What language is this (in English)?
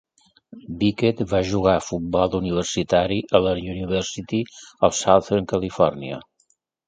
Catalan